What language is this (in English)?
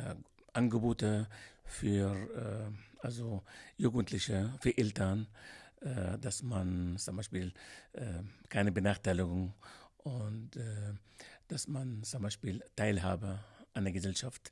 German